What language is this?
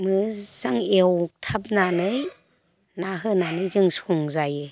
Bodo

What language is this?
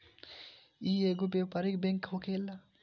Bhojpuri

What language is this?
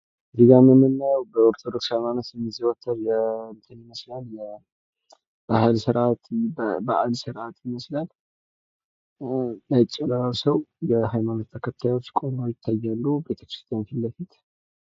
Amharic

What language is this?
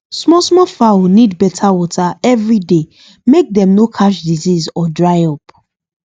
Nigerian Pidgin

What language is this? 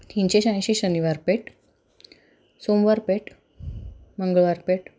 Marathi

